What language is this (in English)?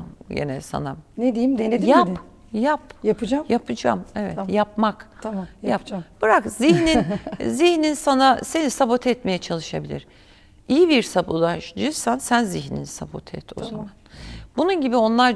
Turkish